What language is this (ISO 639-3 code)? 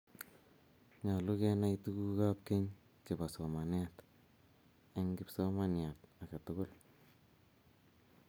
kln